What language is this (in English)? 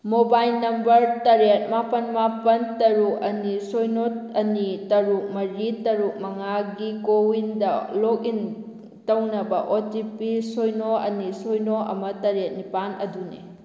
Manipuri